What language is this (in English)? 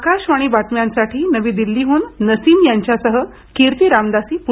Marathi